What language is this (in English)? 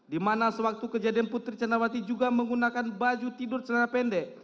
Indonesian